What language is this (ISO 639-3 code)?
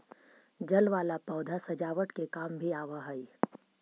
mag